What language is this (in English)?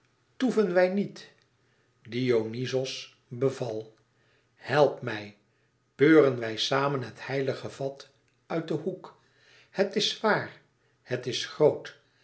Dutch